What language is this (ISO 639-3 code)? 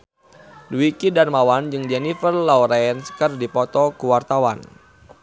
sun